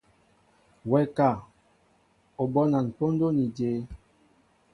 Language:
Mbo (Cameroon)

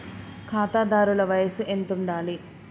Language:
Telugu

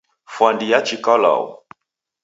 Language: Taita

